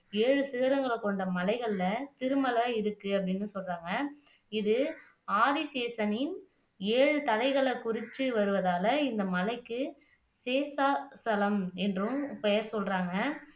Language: Tamil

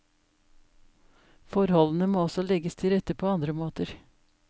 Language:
Norwegian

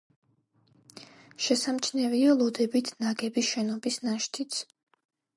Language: Georgian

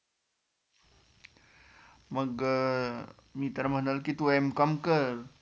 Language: Marathi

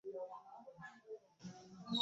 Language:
Bangla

